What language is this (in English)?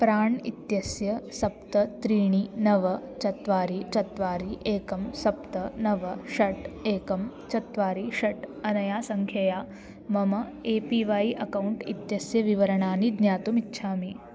Sanskrit